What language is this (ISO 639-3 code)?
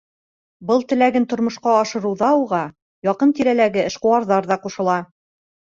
bak